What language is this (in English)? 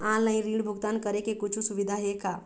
Chhattisgarhi